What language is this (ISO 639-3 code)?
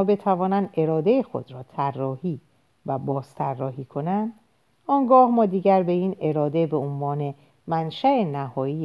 fas